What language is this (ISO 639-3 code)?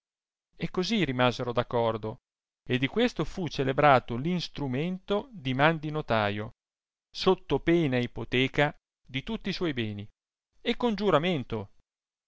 ita